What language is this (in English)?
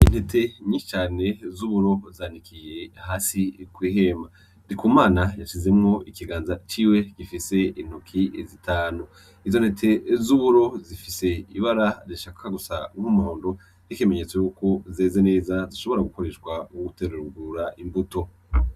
Rundi